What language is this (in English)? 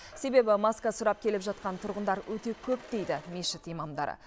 Kazakh